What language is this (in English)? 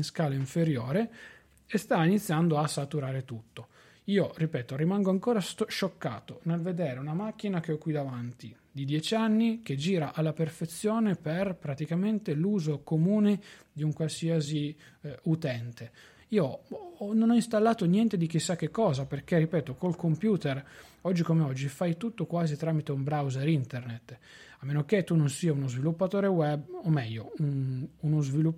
Italian